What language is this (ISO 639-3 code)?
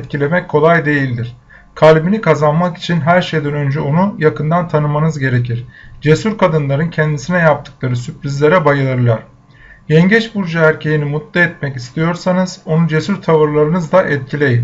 tur